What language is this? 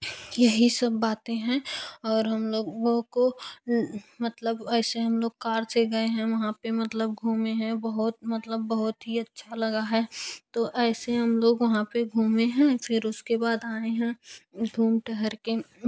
Hindi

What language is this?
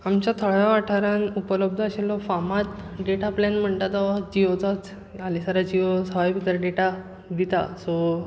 Konkani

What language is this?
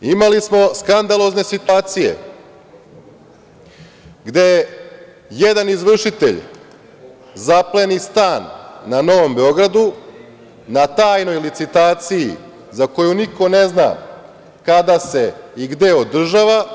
Serbian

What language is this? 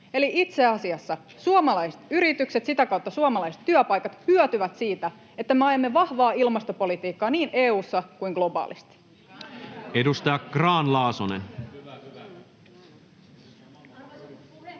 Finnish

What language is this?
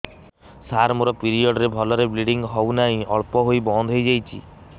Odia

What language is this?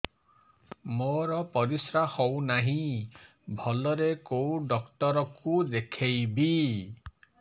Odia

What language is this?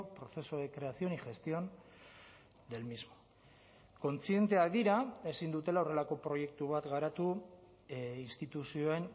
Basque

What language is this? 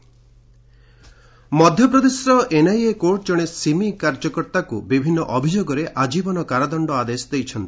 Odia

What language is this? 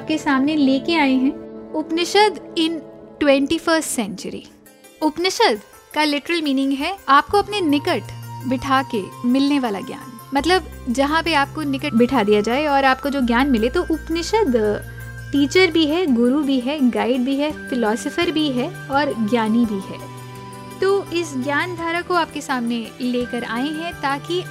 Hindi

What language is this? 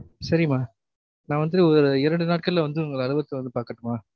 Tamil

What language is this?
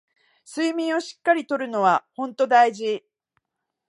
Japanese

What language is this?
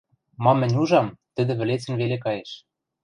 Western Mari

